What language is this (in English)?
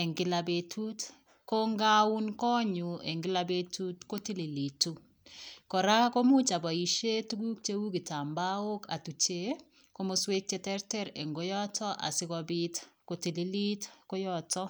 Kalenjin